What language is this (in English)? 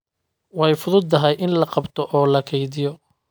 Somali